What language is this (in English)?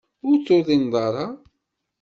Kabyle